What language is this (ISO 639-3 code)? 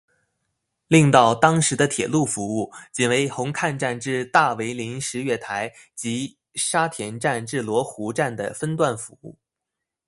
zho